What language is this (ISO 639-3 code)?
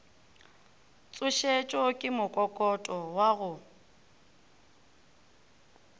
nso